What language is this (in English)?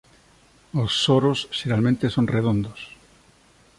Galician